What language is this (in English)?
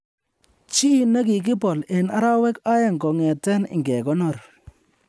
Kalenjin